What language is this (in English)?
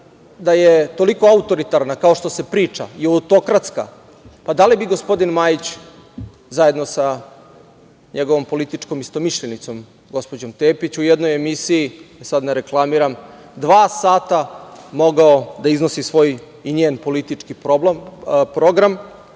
Serbian